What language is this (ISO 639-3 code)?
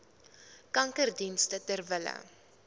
afr